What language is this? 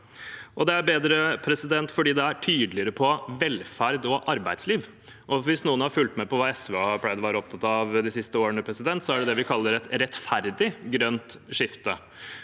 Norwegian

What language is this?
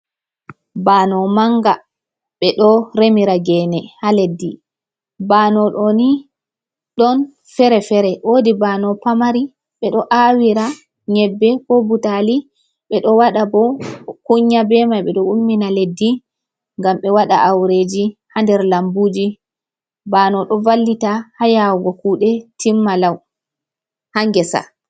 Fula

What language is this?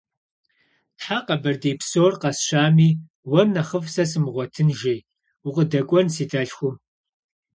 Kabardian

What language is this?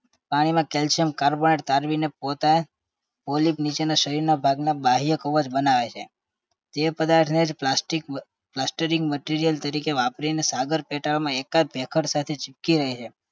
Gujarati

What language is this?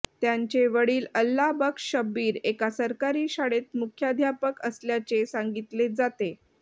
Marathi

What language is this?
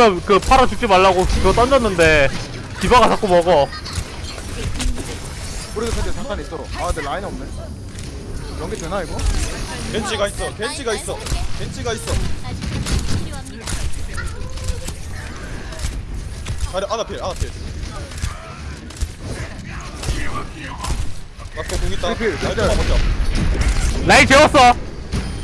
Korean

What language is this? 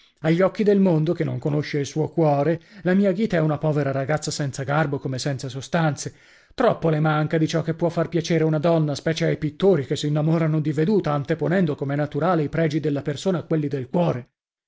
Italian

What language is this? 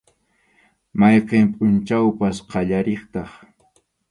Arequipa-La Unión Quechua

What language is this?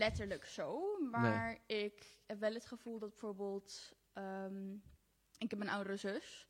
Dutch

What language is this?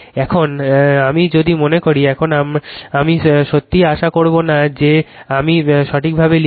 Bangla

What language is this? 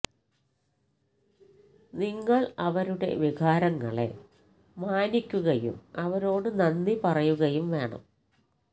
Malayalam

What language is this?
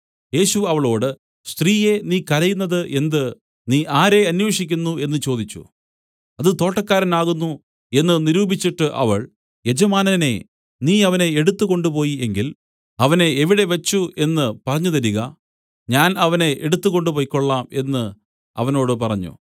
Malayalam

